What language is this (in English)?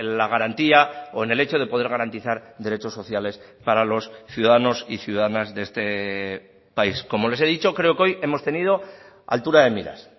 Spanish